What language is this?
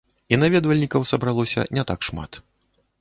Belarusian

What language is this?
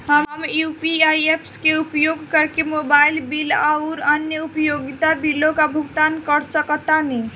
Bhojpuri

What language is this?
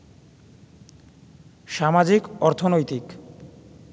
Bangla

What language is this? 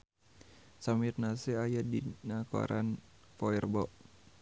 Sundanese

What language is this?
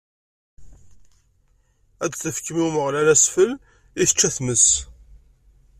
Kabyle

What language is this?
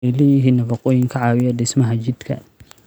Somali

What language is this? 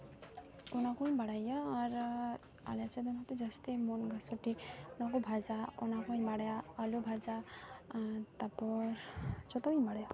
Santali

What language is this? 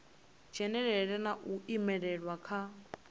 Venda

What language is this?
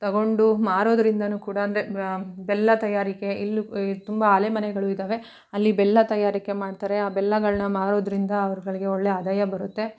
Kannada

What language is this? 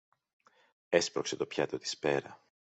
Greek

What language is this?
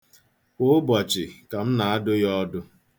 Igbo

